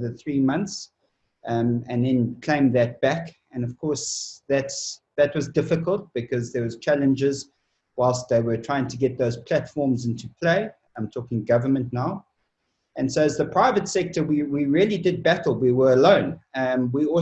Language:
English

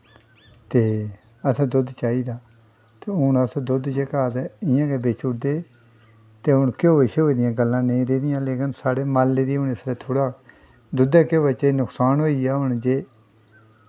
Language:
Dogri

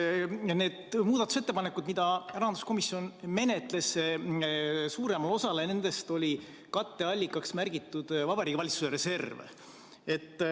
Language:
Estonian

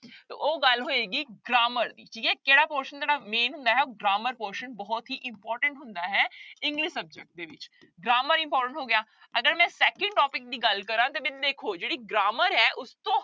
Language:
Punjabi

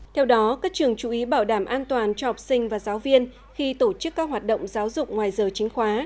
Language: Vietnamese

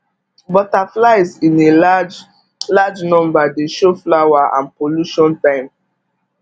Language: Nigerian Pidgin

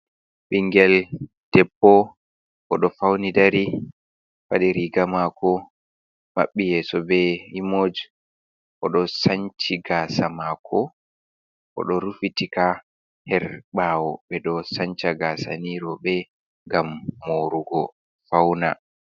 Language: Fula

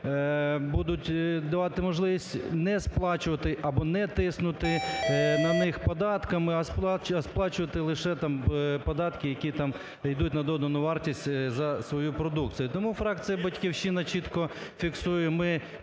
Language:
Ukrainian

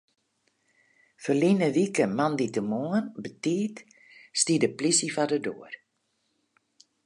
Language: Western Frisian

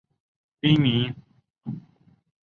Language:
Chinese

